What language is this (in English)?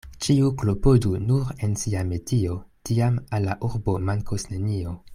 Esperanto